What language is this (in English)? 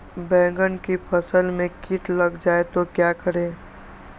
Magahi